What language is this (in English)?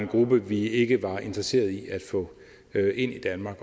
Danish